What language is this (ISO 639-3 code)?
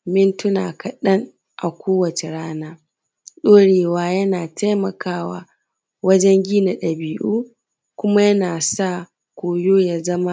hau